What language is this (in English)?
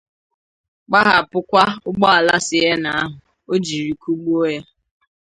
Igbo